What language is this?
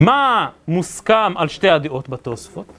Hebrew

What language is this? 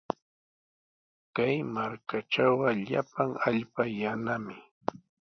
Sihuas Ancash Quechua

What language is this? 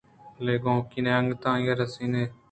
Eastern Balochi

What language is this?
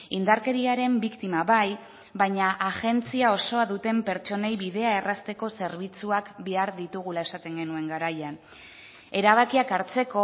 Basque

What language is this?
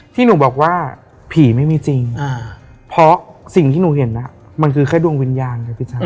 Thai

